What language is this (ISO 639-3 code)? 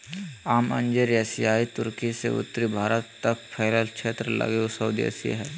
mag